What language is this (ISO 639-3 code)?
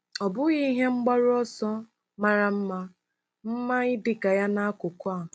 ibo